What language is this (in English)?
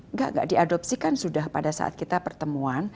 Indonesian